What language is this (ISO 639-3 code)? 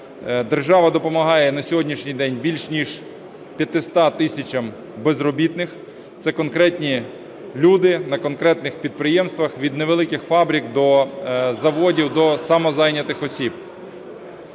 ukr